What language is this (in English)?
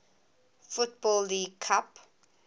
English